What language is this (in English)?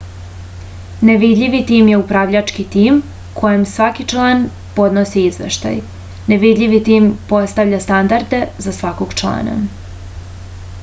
Serbian